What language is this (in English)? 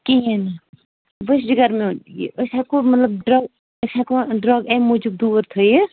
Kashmiri